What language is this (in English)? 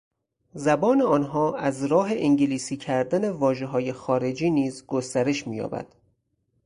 Persian